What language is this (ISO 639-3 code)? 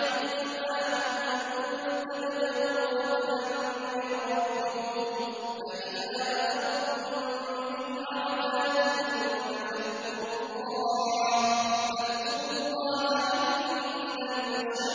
ara